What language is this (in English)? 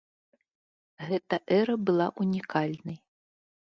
Belarusian